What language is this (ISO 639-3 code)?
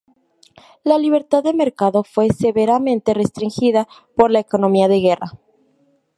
spa